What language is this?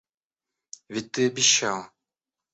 Russian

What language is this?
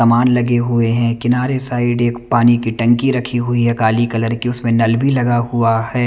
Hindi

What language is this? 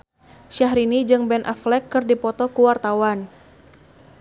Sundanese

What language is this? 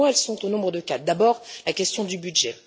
French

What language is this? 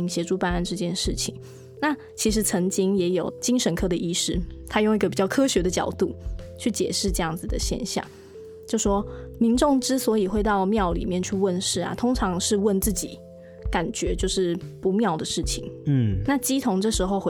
Chinese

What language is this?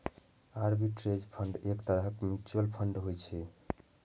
Maithili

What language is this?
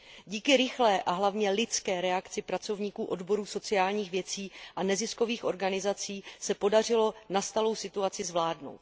Czech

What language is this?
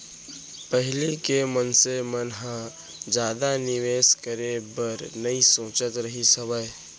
Chhattisgarhi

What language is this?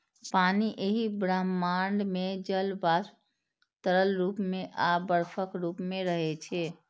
Maithili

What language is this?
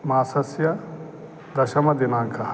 Sanskrit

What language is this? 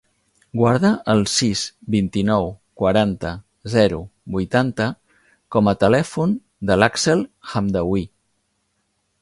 Catalan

